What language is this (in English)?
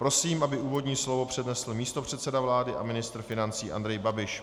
Czech